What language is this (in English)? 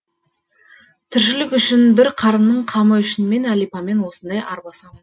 Kazakh